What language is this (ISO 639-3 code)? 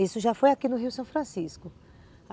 por